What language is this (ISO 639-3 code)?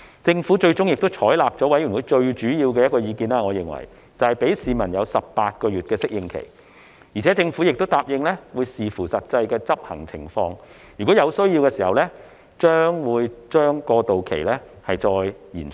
yue